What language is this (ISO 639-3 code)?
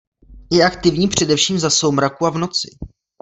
ces